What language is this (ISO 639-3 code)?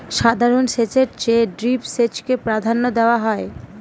ben